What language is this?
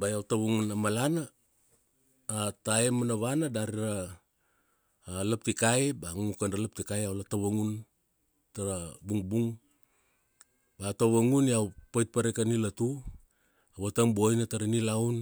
Kuanua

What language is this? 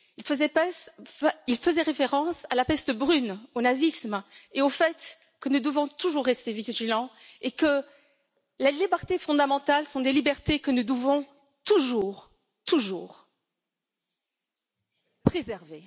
French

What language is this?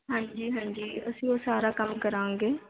Punjabi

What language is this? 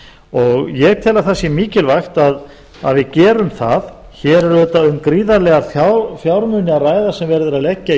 Icelandic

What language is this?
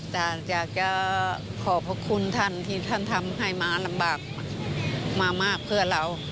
Thai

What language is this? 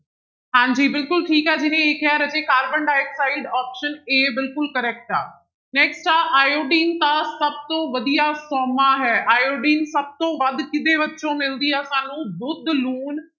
Punjabi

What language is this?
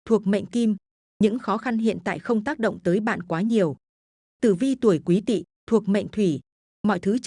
Vietnamese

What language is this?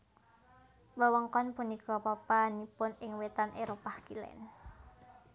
Javanese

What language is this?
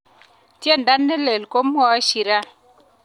Kalenjin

